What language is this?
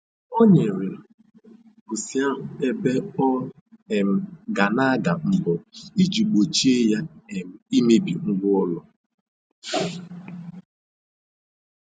Igbo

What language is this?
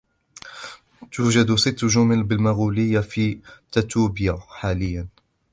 Arabic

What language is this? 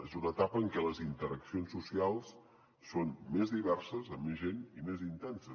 Catalan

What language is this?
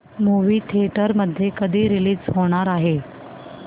Marathi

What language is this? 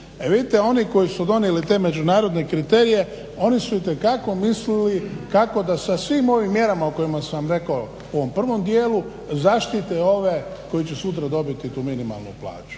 Croatian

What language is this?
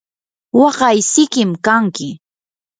Yanahuanca Pasco Quechua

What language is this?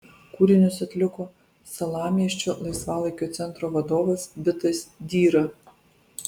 Lithuanian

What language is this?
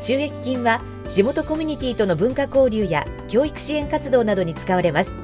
Japanese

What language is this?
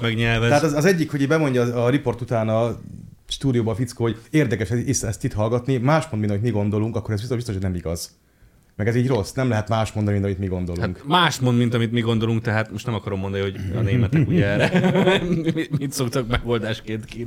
Hungarian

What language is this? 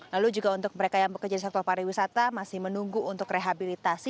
Indonesian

